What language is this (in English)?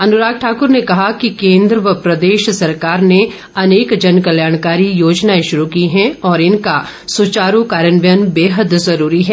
Hindi